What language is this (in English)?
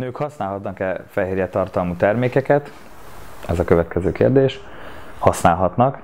Hungarian